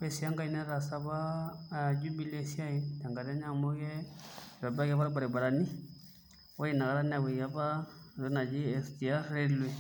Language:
Masai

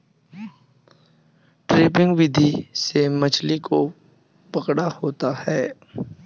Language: Hindi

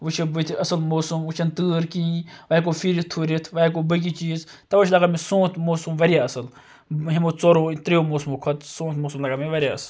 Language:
Kashmiri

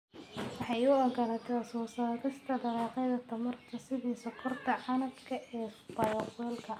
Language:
Somali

